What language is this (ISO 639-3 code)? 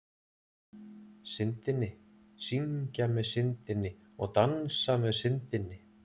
isl